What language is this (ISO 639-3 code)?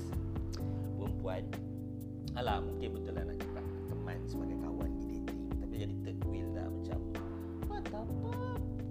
msa